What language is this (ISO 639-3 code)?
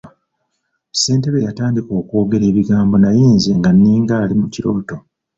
lug